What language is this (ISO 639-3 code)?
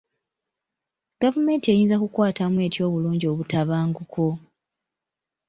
lug